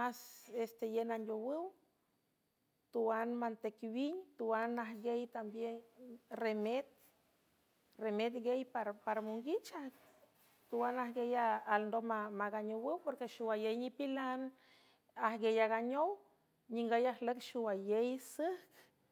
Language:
San Francisco Del Mar Huave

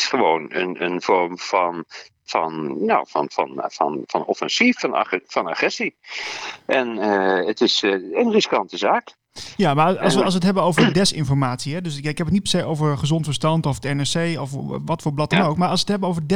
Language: Dutch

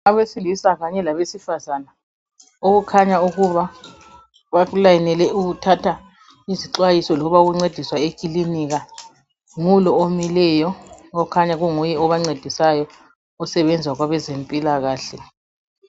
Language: North Ndebele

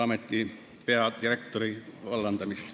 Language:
Estonian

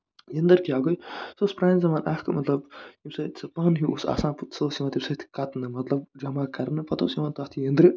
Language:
Kashmiri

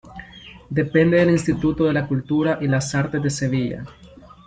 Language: Spanish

